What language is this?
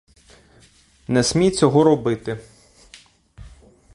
Ukrainian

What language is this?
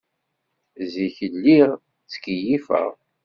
Kabyle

